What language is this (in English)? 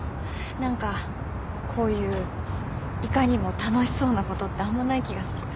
Japanese